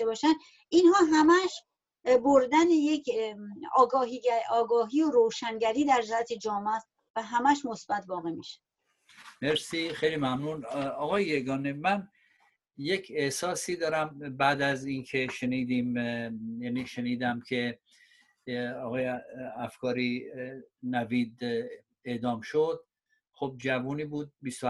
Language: Persian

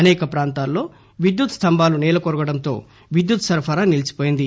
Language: Telugu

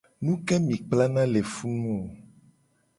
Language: Gen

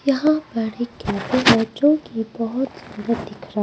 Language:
Hindi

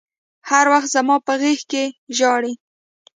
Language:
Pashto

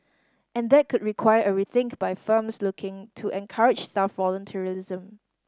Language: English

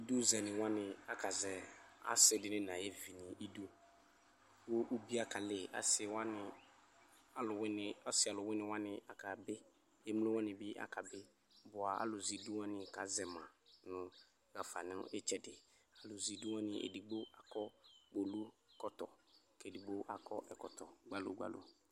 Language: Ikposo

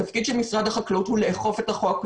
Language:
Hebrew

